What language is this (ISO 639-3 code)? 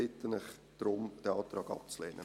gsw